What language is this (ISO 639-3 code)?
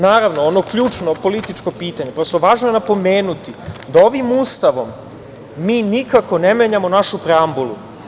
srp